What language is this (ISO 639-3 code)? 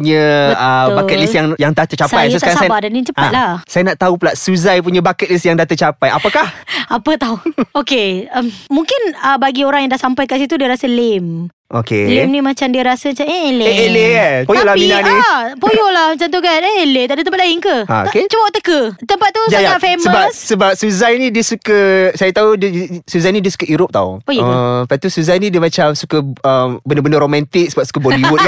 msa